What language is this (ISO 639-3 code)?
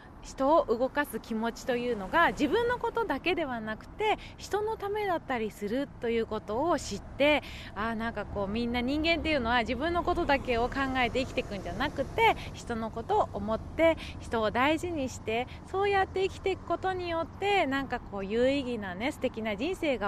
jpn